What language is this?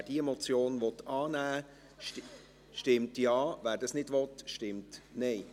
Swiss German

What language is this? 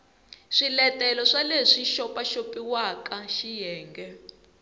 Tsonga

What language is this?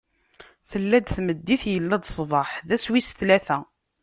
Kabyle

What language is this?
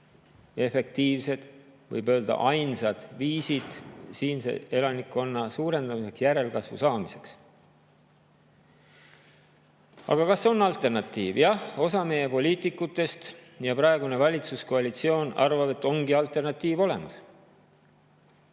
Estonian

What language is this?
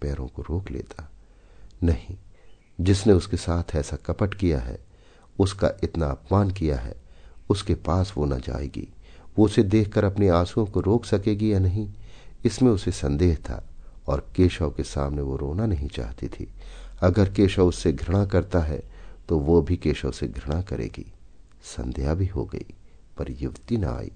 Hindi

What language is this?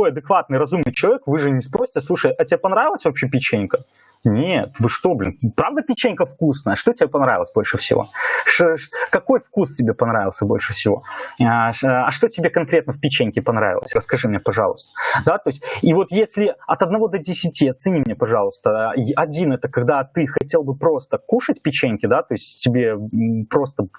Russian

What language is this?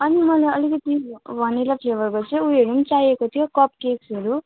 Nepali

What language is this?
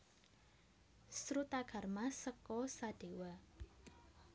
Javanese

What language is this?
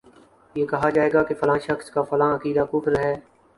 Urdu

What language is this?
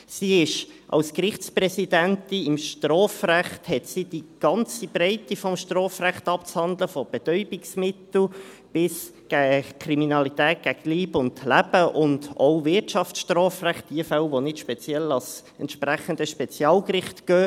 Swiss German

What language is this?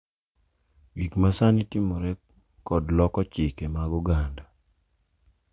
Luo (Kenya and Tanzania)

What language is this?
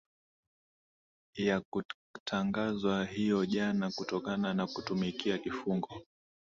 Swahili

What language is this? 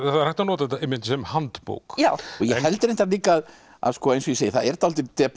Icelandic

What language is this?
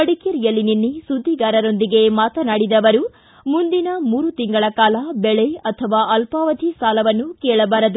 Kannada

